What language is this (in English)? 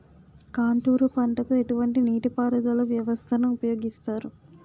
Telugu